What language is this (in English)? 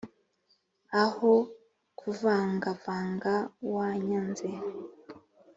Kinyarwanda